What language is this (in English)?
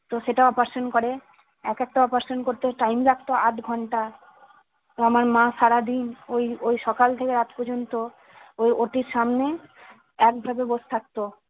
Bangla